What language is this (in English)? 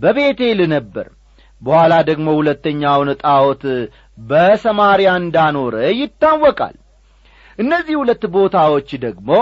Amharic